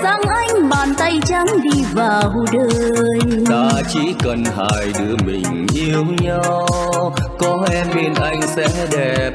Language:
Vietnamese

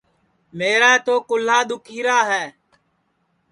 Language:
Sansi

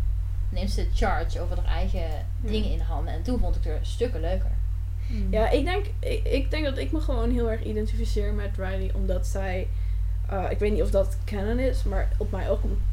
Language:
Dutch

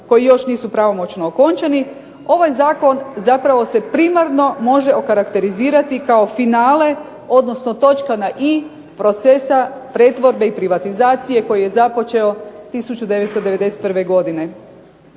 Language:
Croatian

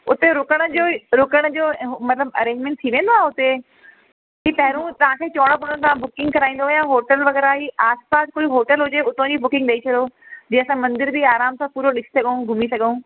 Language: Sindhi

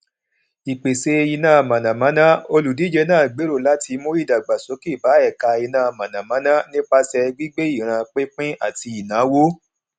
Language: Yoruba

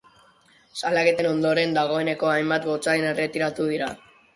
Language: Basque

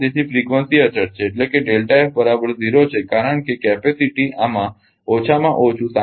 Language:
Gujarati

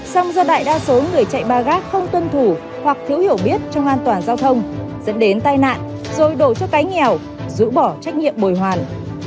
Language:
Vietnamese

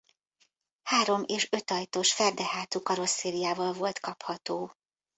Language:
Hungarian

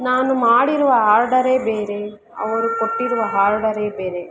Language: Kannada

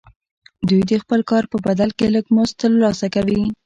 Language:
Pashto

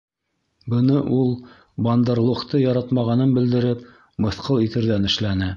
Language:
Bashkir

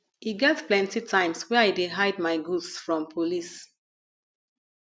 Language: Nigerian Pidgin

